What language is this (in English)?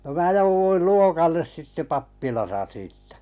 Finnish